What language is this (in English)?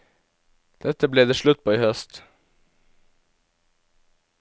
Norwegian